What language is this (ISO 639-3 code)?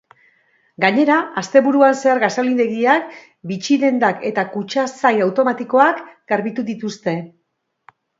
eus